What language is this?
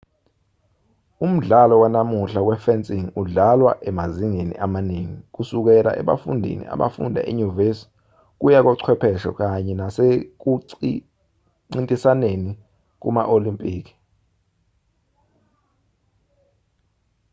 Zulu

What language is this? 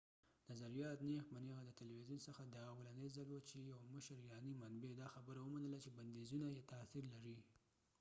Pashto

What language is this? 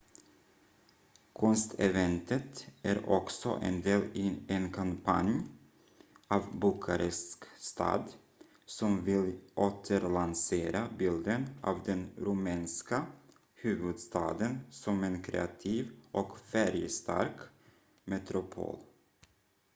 Swedish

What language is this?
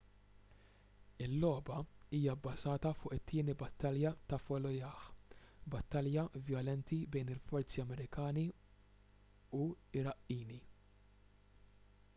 Maltese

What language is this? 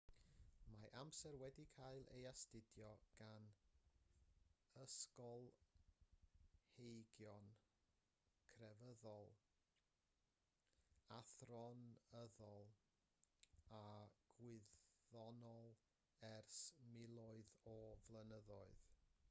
Welsh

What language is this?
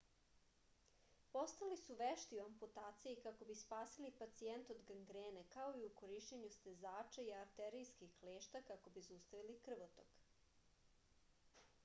Serbian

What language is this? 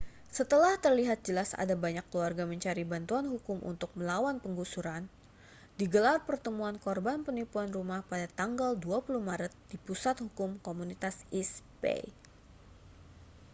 Indonesian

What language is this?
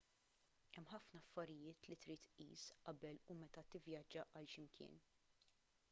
Maltese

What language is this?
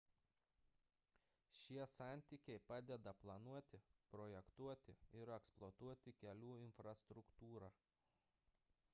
Lithuanian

